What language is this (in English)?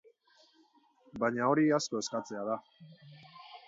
Basque